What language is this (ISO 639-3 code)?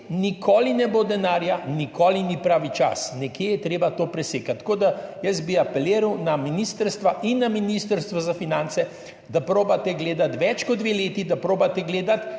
slv